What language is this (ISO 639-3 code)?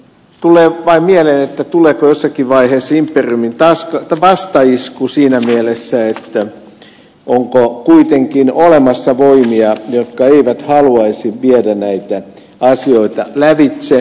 fin